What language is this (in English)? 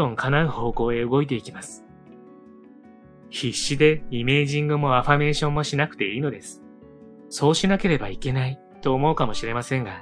Japanese